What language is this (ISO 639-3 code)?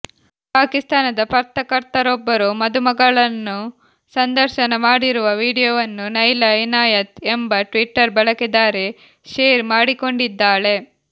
kan